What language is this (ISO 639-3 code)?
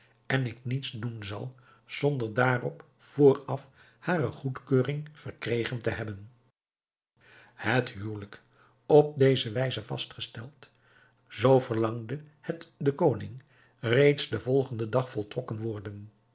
nld